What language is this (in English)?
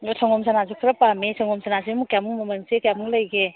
Manipuri